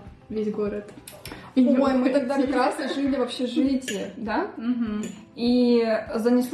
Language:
Russian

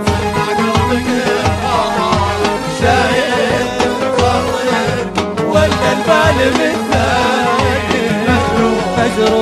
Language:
Arabic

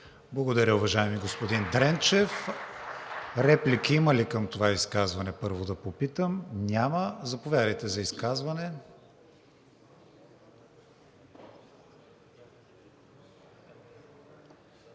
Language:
Bulgarian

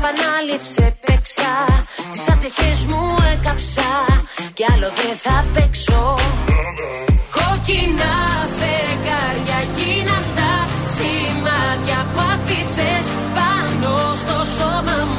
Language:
Greek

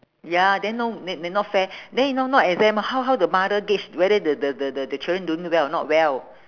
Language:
English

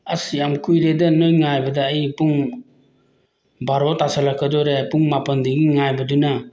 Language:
Manipuri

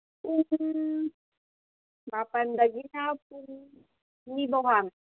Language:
Manipuri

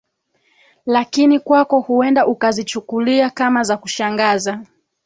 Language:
Swahili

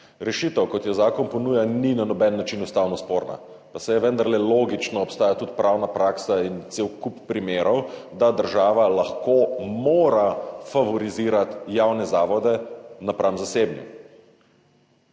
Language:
Slovenian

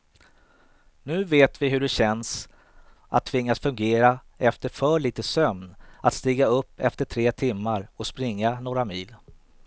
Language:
Swedish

